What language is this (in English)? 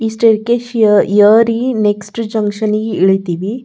Kannada